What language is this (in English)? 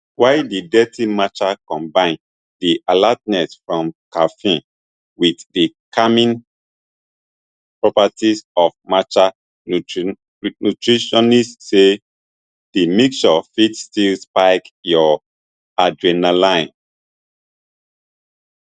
Nigerian Pidgin